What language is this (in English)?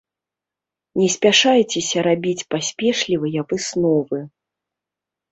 Belarusian